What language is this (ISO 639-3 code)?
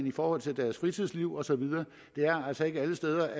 dan